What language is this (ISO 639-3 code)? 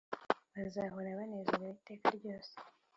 kin